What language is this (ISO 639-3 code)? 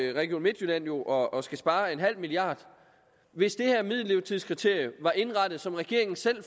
dan